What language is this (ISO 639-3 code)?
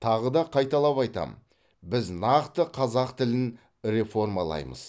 kaz